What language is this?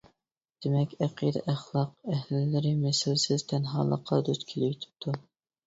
Uyghur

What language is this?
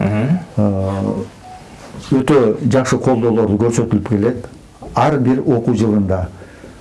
Turkish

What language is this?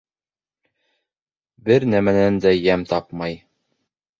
Bashkir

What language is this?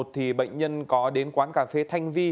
Vietnamese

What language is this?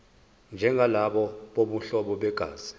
Zulu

